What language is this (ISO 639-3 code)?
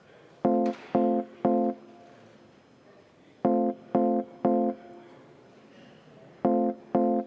est